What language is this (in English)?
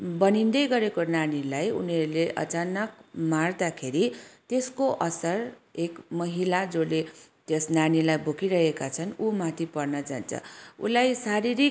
Nepali